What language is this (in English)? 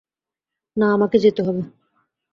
Bangla